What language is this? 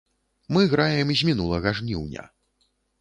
Belarusian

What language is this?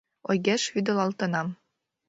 Mari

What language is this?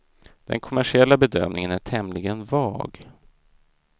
Swedish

